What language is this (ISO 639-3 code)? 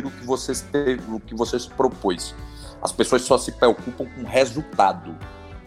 por